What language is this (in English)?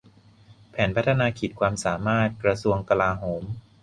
Thai